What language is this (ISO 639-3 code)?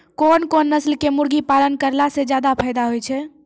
mai